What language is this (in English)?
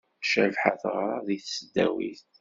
Kabyle